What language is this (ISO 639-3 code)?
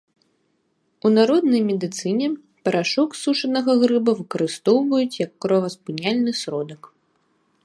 bel